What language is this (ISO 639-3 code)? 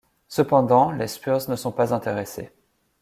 fra